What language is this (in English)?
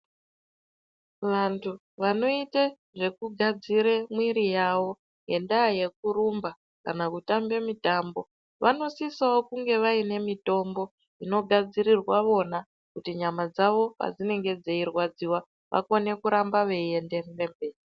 Ndau